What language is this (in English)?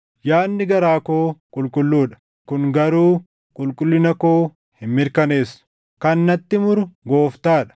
Oromo